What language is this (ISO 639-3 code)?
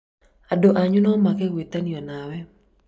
kik